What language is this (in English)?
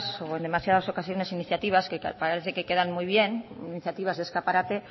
Spanish